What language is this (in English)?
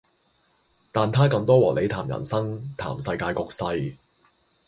Cantonese